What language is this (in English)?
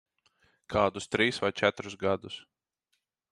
Latvian